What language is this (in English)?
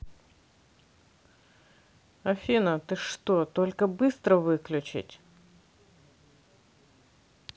Russian